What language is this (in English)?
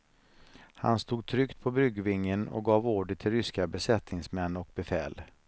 Swedish